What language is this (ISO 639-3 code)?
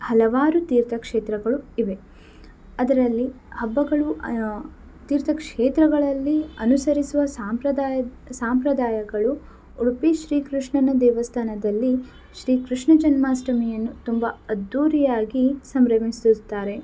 kan